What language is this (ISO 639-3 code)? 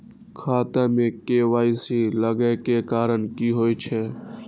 mai